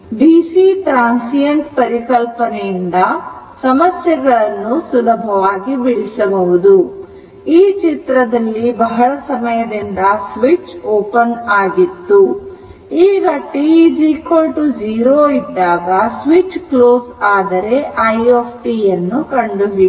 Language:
Kannada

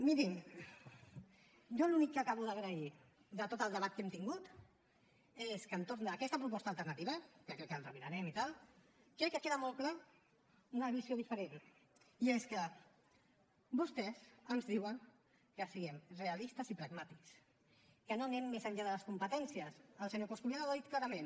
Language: Catalan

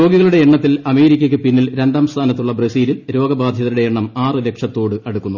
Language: Malayalam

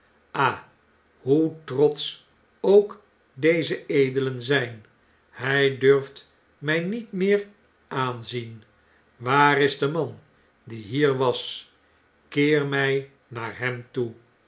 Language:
Dutch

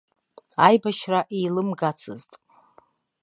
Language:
Abkhazian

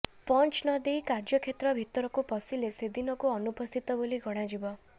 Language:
Odia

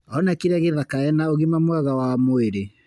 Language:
Kikuyu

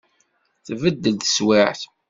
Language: Kabyle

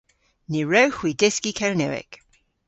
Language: Cornish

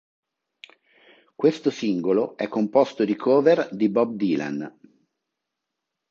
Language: Italian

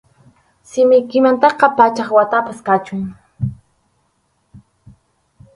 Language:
Arequipa-La Unión Quechua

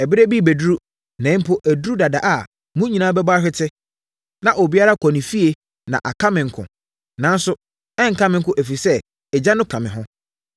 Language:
Akan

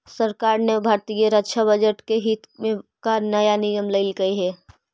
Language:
Magahi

